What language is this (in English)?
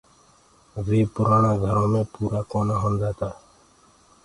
Gurgula